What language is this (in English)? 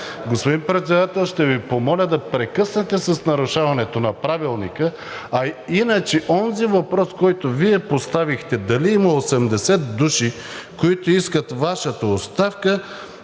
Bulgarian